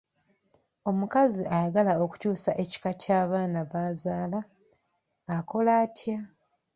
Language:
Ganda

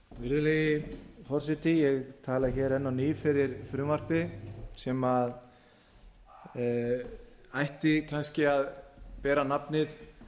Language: Icelandic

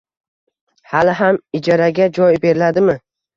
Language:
Uzbek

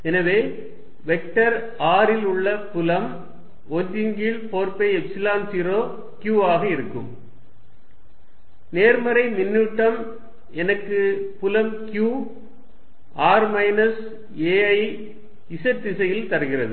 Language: Tamil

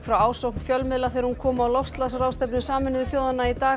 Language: Icelandic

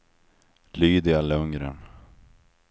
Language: Swedish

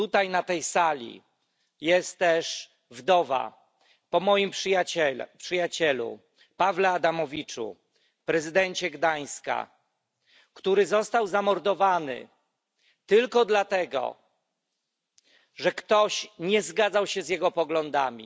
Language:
Polish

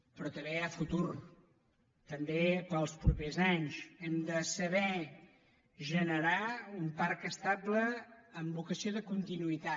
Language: Catalan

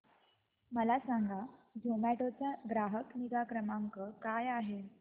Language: Marathi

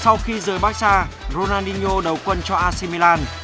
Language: Vietnamese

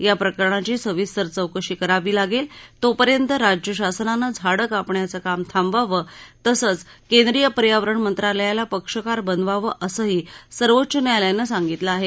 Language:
Marathi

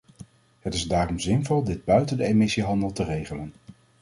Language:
Dutch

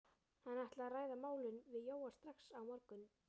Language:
Icelandic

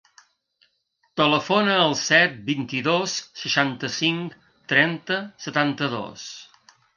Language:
Catalan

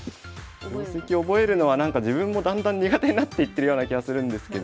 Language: Japanese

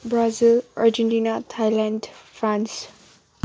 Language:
Nepali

